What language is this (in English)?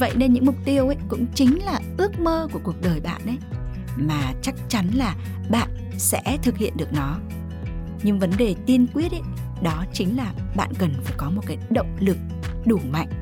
Vietnamese